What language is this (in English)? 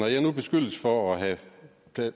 Danish